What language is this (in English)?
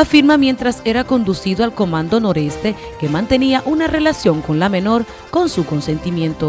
Spanish